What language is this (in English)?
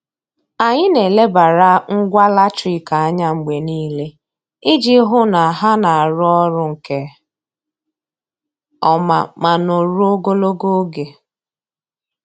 Igbo